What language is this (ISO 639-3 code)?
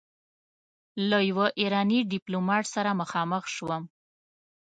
pus